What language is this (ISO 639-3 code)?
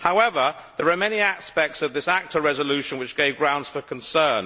eng